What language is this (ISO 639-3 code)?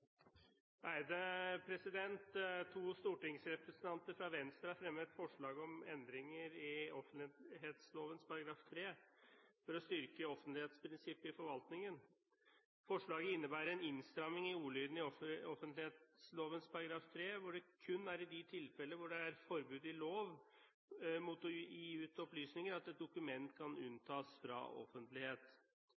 nob